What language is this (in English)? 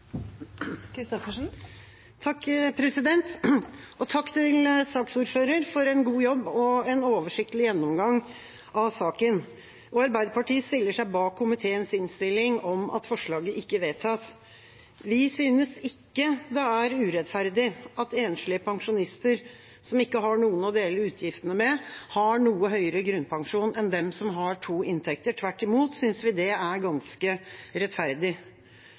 Norwegian Bokmål